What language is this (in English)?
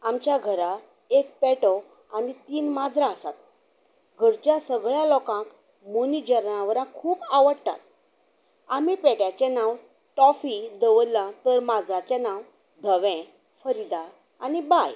Konkani